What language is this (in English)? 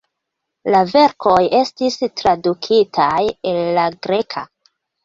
Esperanto